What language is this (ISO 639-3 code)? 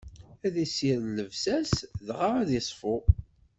kab